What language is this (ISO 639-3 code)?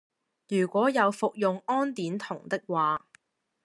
yue